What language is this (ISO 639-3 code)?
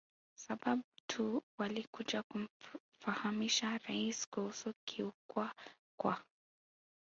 swa